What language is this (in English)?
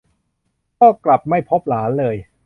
Thai